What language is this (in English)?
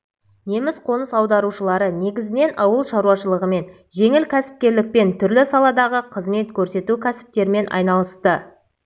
Kazakh